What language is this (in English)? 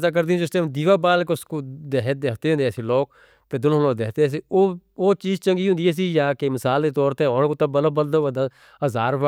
Northern Hindko